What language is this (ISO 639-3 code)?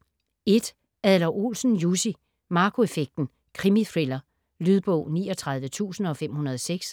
dan